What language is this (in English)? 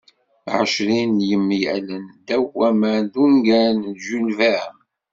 Kabyle